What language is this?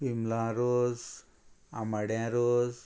Konkani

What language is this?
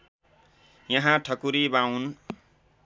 Nepali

